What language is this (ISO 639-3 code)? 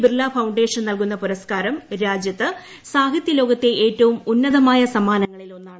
mal